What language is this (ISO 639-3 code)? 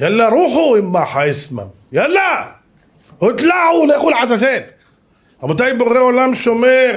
heb